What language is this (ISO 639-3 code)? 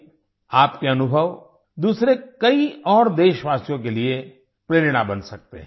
hin